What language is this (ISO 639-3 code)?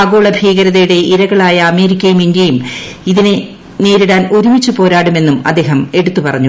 mal